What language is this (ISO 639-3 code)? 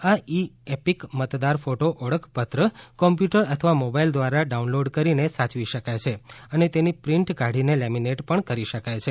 guj